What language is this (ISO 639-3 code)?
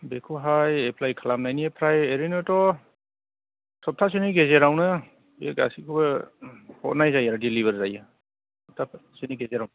brx